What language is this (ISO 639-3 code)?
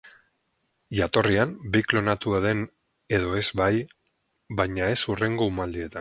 eus